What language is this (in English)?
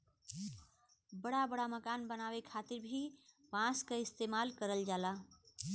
Bhojpuri